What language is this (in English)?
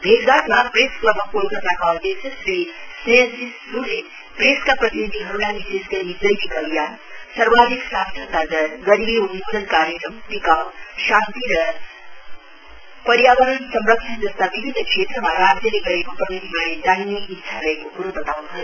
Nepali